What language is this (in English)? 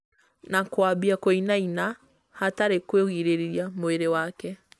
Kikuyu